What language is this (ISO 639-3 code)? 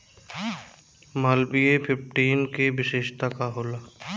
bho